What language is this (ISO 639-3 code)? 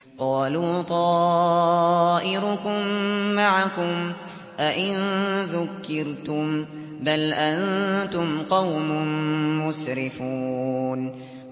ara